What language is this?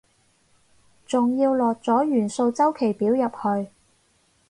Cantonese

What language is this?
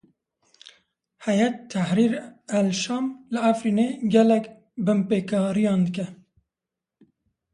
Kurdish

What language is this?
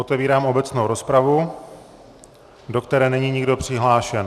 Czech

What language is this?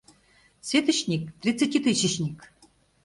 Mari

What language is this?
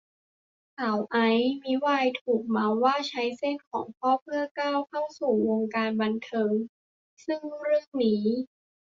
Thai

